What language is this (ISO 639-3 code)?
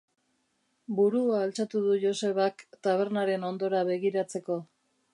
eus